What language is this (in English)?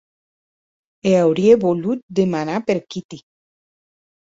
Occitan